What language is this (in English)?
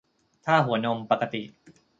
Thai